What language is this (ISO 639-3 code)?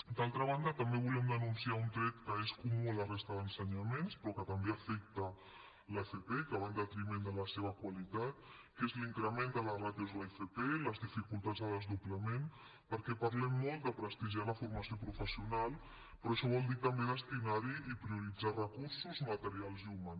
cat